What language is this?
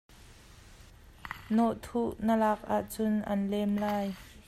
Hakha Chin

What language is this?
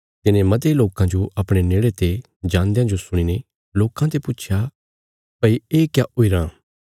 Bilaspuri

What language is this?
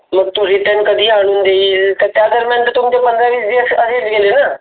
Marathi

